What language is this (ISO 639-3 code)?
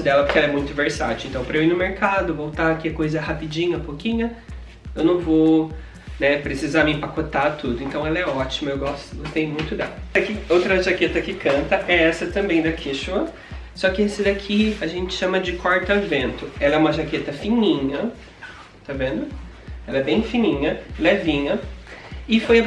por